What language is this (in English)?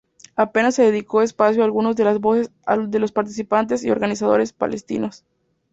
Spanish